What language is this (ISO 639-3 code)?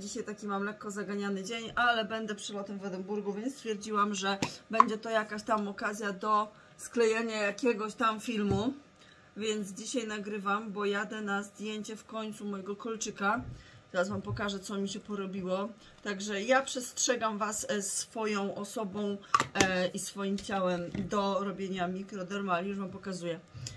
pol